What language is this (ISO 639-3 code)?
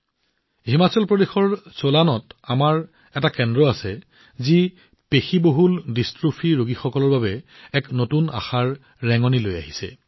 asm